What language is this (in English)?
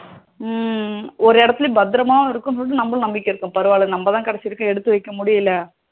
Tamil